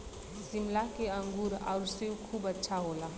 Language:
Bhojpuri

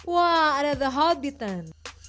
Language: Indonesian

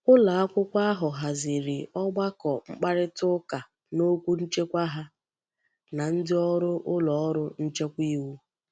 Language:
Igbo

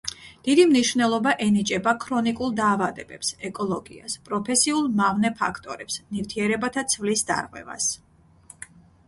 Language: Georgian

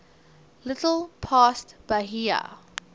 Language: English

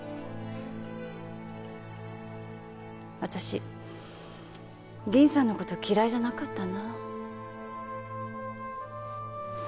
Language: Japanese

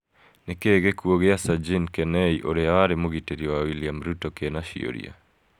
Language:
Kikuyu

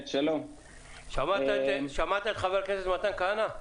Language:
Hebrew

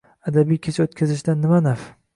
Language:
Uzbek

